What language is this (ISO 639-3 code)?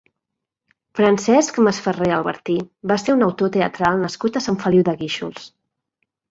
cat